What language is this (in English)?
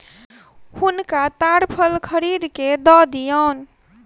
Maithili